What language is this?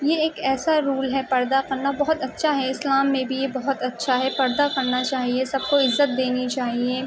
Urdu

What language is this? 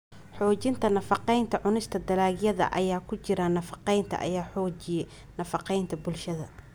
Somali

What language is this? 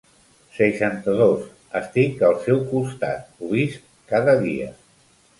Catalan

